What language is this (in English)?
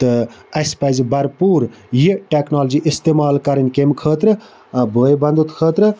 Kashmiri